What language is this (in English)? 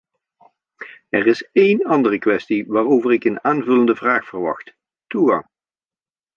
Dutch